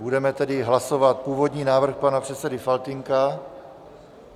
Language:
Czech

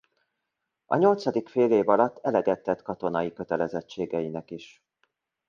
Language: Hungarian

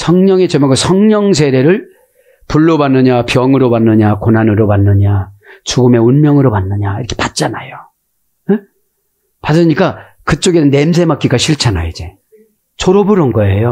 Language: Korean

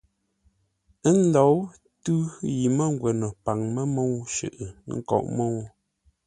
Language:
Ngombale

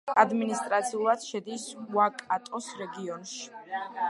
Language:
Georgian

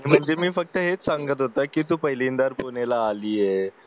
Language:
Marathi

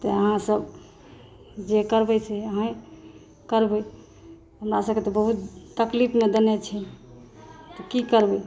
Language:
Maithili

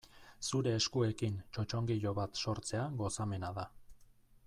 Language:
Basque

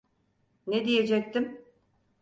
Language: Turkish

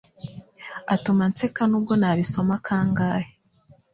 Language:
Kinyarwanda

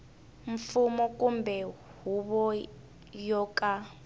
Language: Tsonga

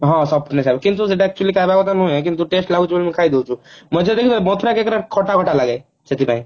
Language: Odia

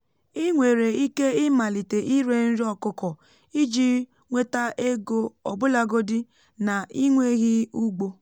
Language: Igbo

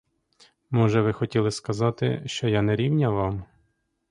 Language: Ukrainian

